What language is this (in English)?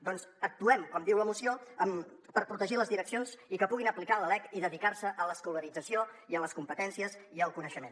Catalan